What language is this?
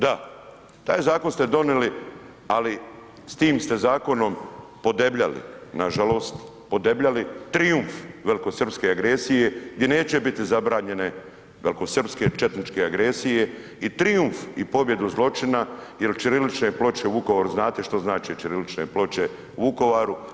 Croatian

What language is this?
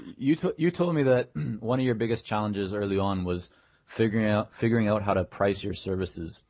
English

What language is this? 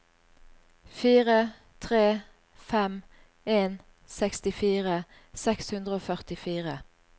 Norwegian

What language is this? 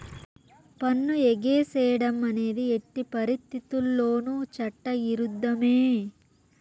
Telugu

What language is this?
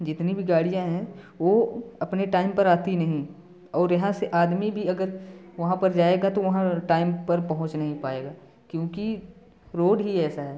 Hindi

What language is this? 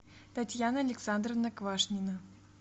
Russian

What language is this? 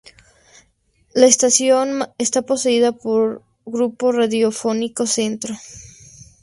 Spanish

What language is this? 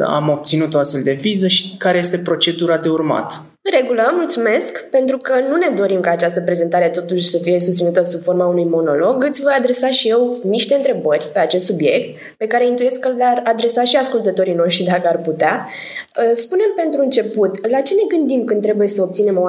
Romanian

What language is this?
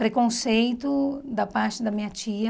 Portuguese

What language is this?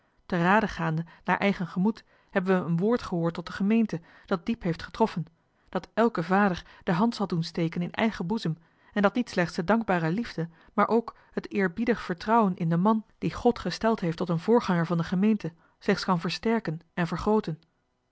Dutch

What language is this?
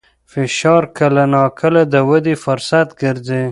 Pashto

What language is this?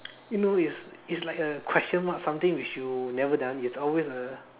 English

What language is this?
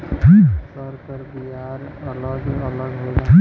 Bhojpuri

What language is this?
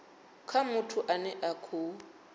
Venda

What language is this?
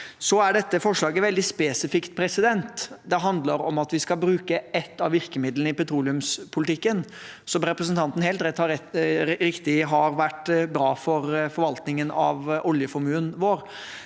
Norwegian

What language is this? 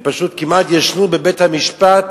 Hebrew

